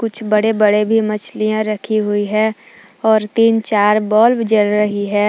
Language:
Hindi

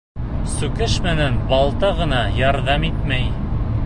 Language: Bashkir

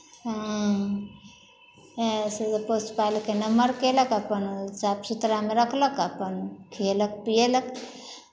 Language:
Maithili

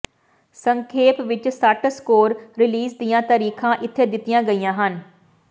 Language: Punjabi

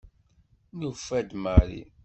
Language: Kabyle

